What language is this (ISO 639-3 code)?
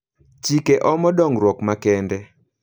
luo